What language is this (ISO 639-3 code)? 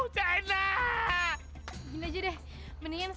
ind